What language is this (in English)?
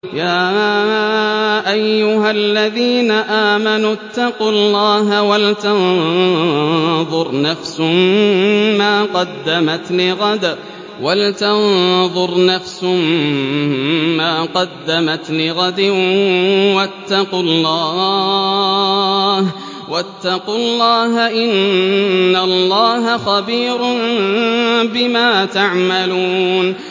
Arabic